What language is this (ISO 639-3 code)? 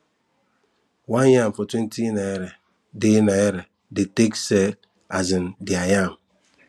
pcm